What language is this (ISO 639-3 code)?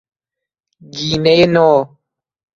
fas